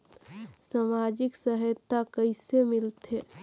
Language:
Chhattisgarhi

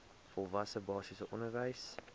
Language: Afrikaans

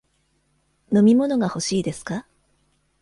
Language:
Japanese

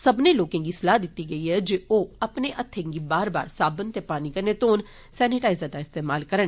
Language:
Dogri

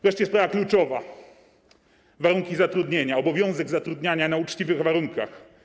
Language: Polish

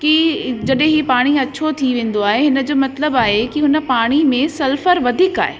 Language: Sindhi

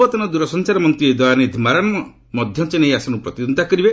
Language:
Odia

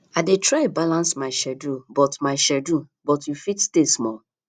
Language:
Nigerian Pidgin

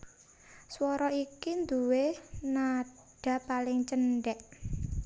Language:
Javanese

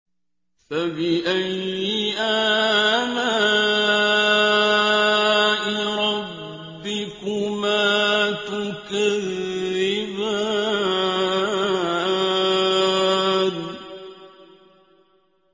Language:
Arabic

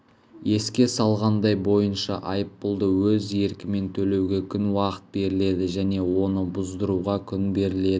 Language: Kazakh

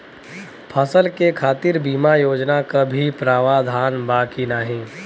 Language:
Bhojpuri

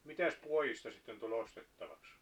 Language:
Finnish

